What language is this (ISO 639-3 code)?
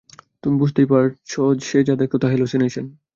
ben